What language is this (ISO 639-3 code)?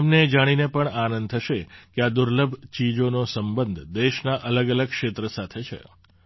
guj